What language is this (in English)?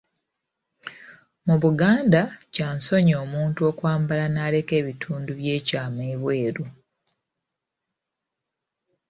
Ganda